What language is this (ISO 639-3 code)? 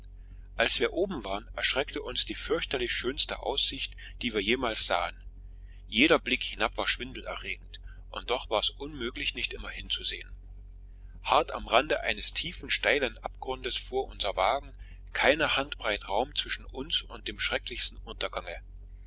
deu